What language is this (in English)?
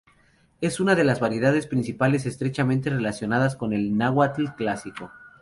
Spanish